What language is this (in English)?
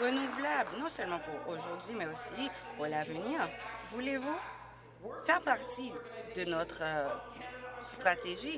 French